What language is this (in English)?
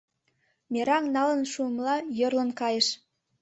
Mari